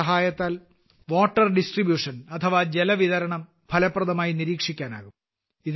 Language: Malayalam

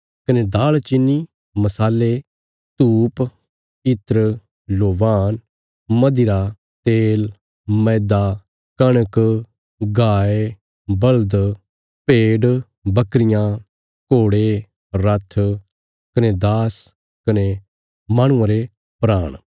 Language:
Bilaspuri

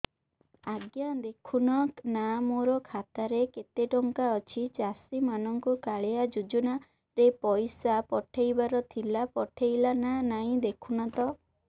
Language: Odia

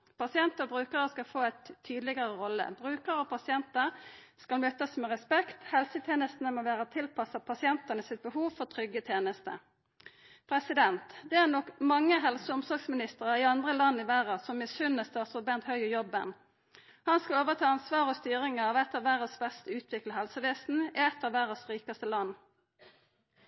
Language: Norwegian Nynorsk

